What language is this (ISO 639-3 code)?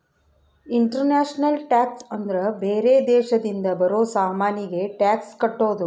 kan